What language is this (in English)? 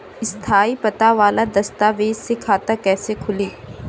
Bhojpuri